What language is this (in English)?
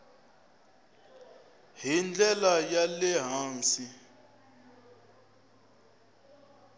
Tsonga